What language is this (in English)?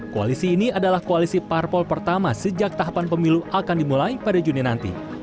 Indonesian